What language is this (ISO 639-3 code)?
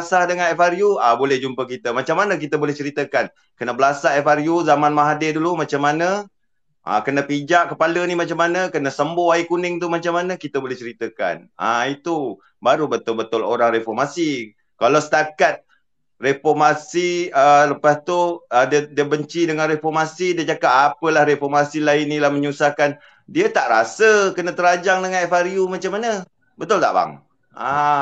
msa